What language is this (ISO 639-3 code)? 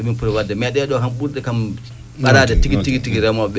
ful